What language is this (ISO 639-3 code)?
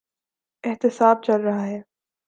urd